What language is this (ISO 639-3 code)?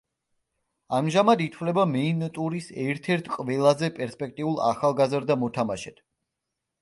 kat